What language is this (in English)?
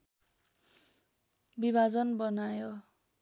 Nepali